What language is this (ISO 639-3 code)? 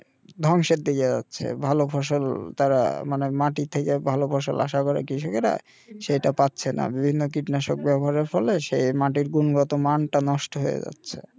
ben